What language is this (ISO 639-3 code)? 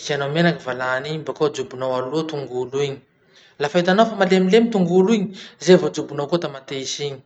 msh